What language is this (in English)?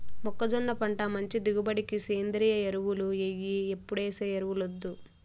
Telugu